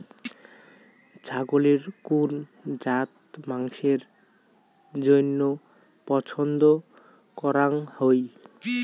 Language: Bangla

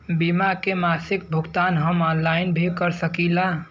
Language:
Bhojpuri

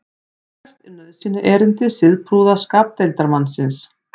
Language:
Icelandic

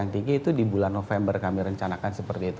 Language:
Indonesian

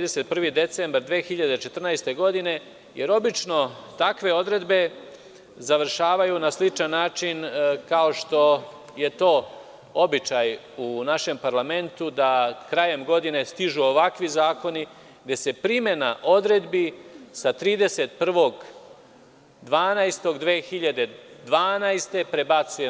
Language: Serbian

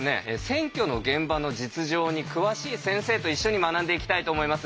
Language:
Japanese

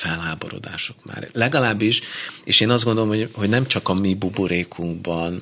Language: Hungarian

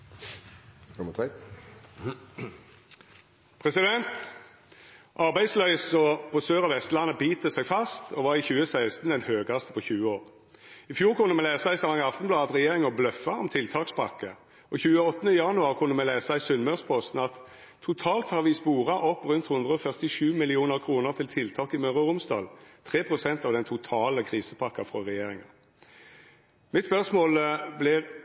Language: Norwegian Nynorsk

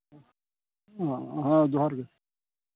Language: Santali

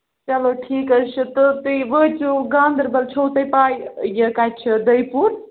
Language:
Kashmiri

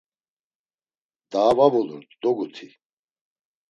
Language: Laz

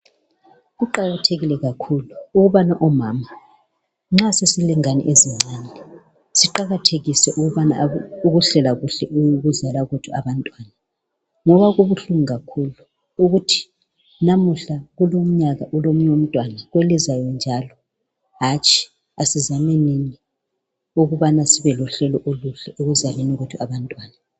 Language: North Ndebele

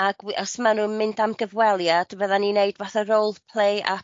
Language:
Welsh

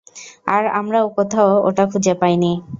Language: Bangla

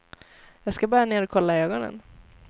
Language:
Swedish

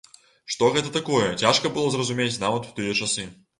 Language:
Belarusian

